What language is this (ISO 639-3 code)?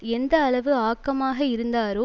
tam